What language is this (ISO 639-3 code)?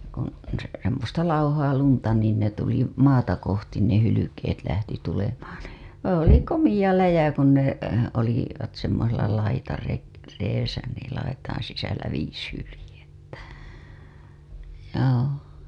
fin